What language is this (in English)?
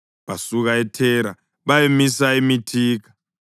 North Ndebele